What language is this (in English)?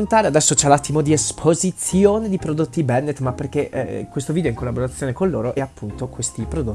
Italian